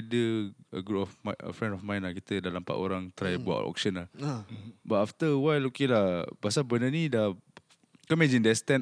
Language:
Malay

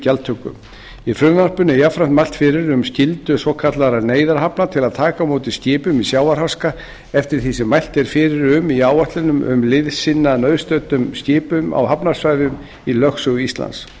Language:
Icelandic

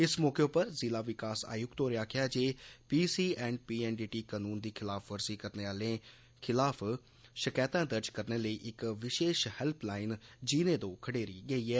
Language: Dogri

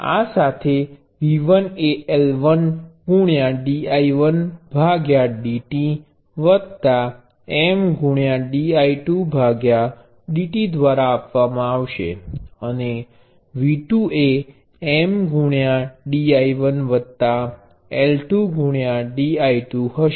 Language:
Gujarati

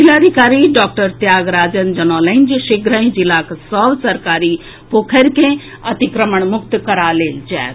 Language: Maithili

